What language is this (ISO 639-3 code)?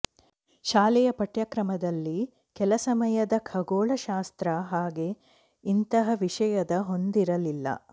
kan